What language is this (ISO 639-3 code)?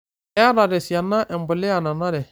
mas